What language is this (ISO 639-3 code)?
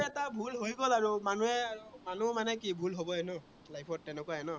asm